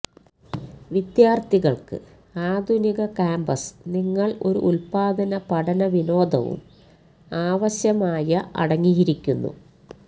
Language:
Malayalam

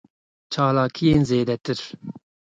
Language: Kurdish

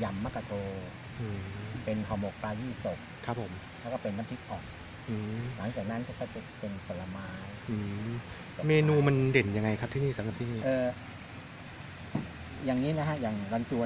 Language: Thai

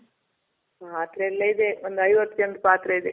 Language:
Kannada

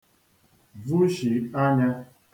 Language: Igbo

